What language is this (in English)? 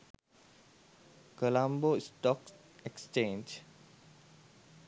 Sinhala